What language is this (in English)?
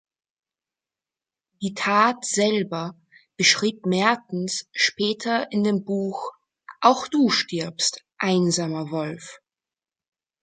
German